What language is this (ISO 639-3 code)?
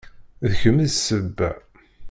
kab